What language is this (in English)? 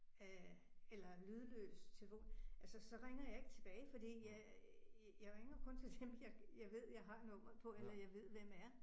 Danish